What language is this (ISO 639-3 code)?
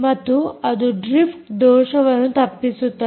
kan